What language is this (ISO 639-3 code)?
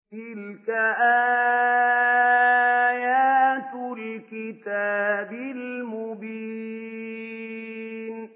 ara